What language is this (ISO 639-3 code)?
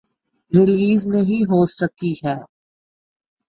urd